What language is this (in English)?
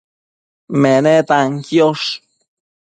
Matsés